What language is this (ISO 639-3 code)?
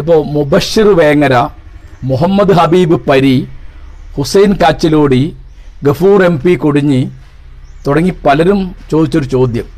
mal